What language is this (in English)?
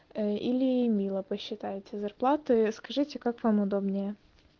Russian